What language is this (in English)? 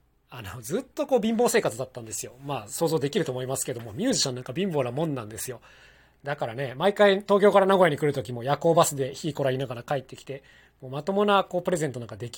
Japanese